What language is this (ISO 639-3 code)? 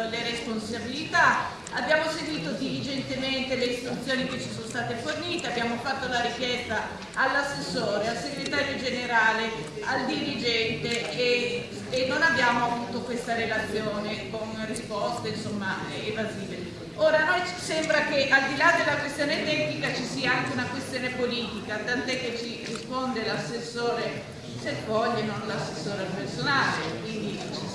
ita